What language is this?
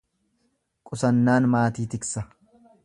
Oromo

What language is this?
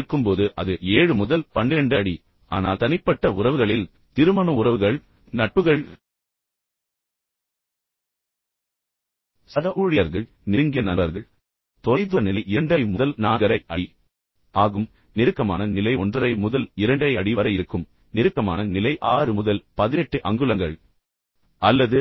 Tamil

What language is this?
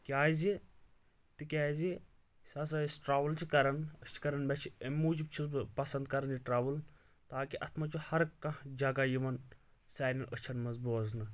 Kashmiri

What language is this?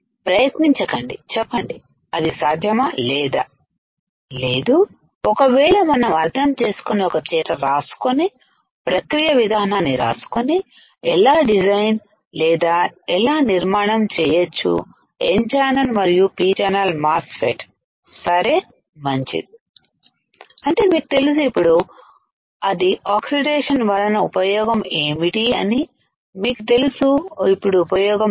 Telugu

